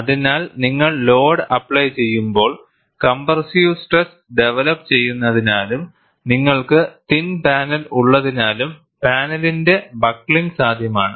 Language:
Malayalam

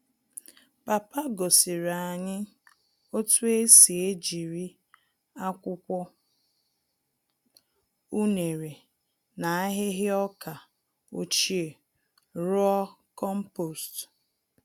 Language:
Igbo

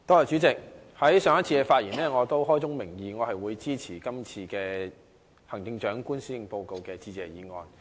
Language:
Cantonese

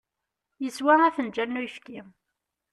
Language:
Kabyle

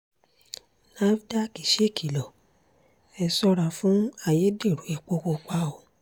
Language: Yoruba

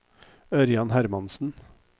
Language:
Norwegian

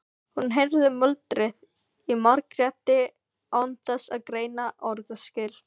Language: Icelandic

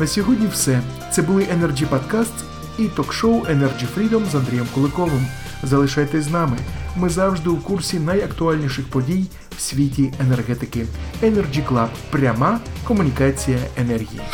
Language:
Ukrainian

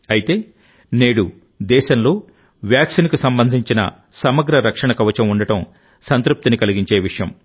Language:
Telugu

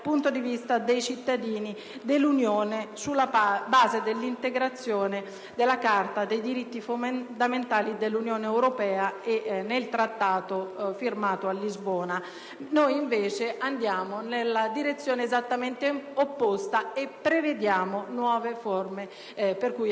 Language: Italian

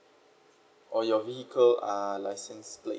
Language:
English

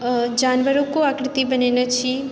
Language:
Maithili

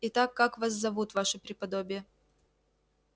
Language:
Russian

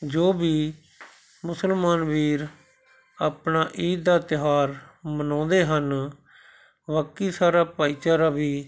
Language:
Punjabi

